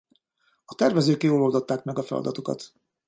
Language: Hungarian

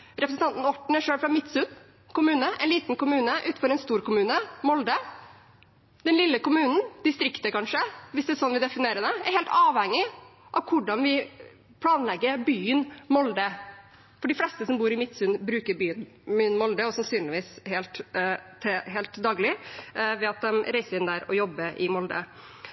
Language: Norwegian Bokmål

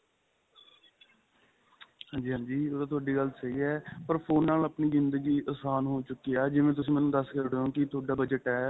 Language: Punjabi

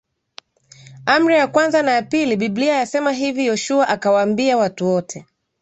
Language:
Swahili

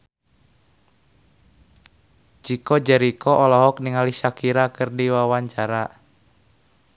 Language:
Sundanese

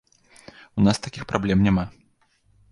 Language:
Belarusian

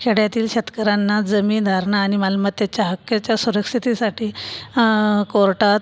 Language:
Marathi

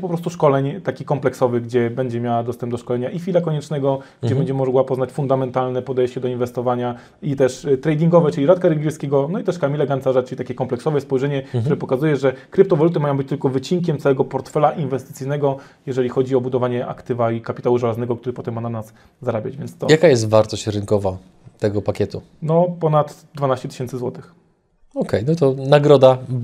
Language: Polish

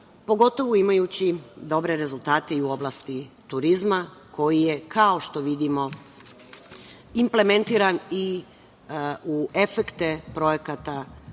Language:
Serbian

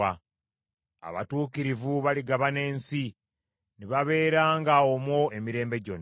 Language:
Ganda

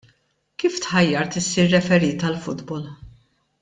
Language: Maltese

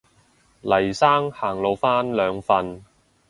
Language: Cantonese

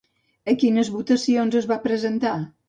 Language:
Catalan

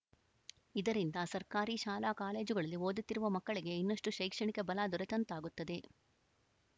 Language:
Kannada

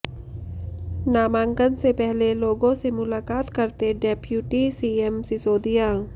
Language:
Hindi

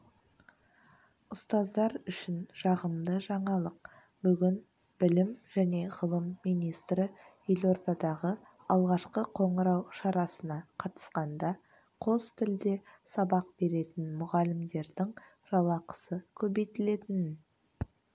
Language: Kazakh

